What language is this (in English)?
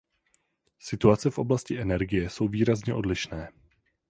Czech